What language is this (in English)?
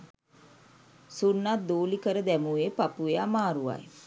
Sinhala